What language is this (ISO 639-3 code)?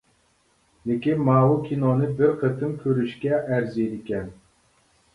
uig